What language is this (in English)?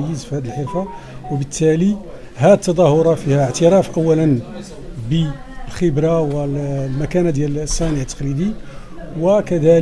Arabic